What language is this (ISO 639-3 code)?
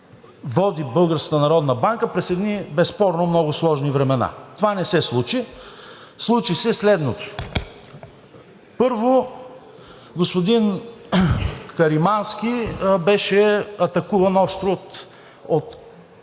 bul